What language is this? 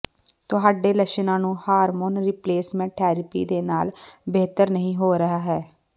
Punjabi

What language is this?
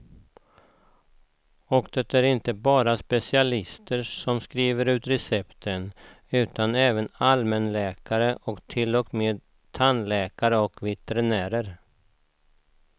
Swedish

